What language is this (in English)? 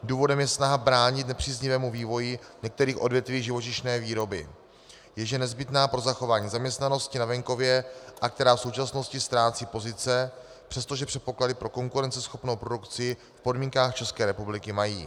Czech